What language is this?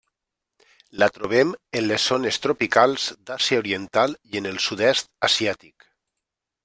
Catalan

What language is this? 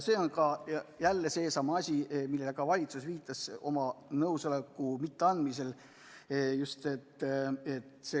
Estonian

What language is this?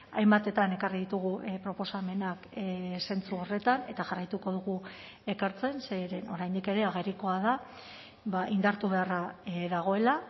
Basque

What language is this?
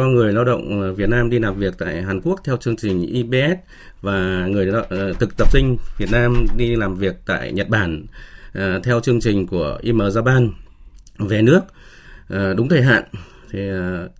Vietnamese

